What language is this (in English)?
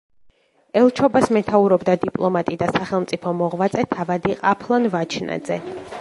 Georgian